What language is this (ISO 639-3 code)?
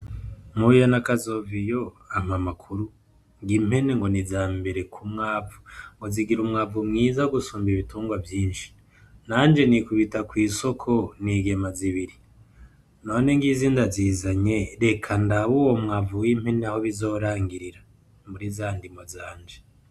run